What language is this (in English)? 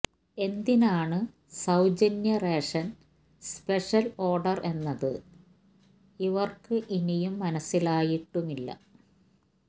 Malayalam